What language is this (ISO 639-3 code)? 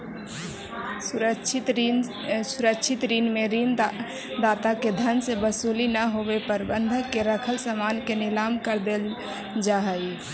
mag